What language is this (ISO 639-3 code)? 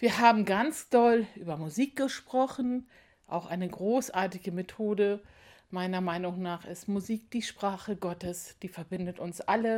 deu